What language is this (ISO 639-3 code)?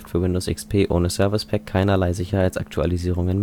deu